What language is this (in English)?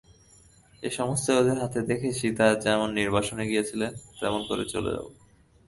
Bangla